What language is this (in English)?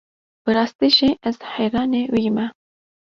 Kurdish